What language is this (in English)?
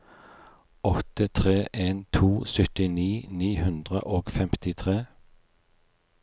Norwegian